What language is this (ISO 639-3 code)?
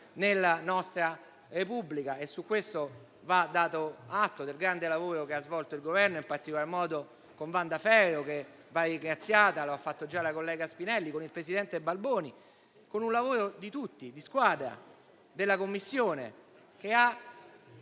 ita